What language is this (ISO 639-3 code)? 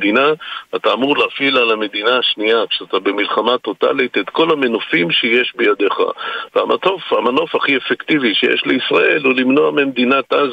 heb